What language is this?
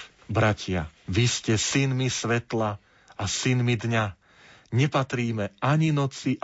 Slovak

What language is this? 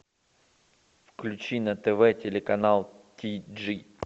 Russian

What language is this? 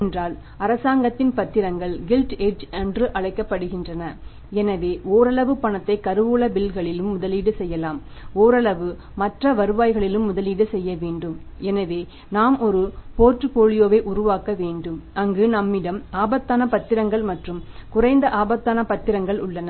Tamil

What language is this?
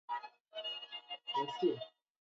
Swahili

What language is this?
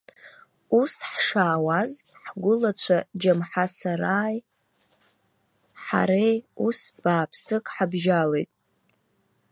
Abkhazian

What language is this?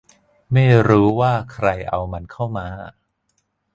Thai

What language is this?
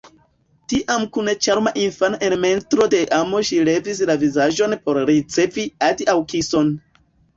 Esperanto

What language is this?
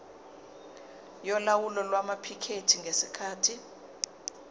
Zulu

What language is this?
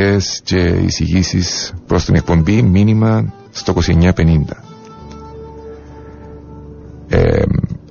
Greek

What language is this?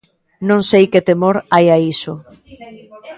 Galician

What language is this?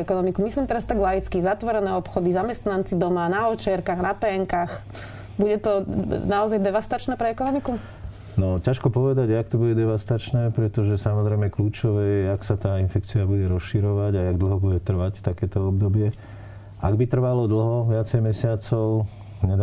Slovak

